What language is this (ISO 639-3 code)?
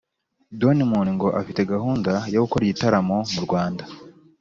kin